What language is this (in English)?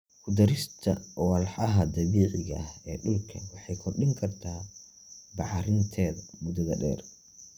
Somali